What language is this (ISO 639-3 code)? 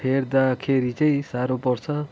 nep